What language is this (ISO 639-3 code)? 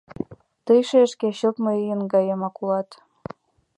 chm